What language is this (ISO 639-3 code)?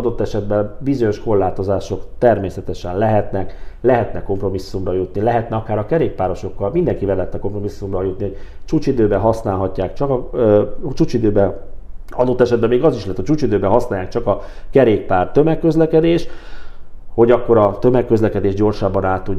hun